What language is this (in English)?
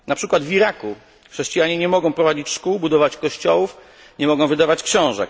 Polish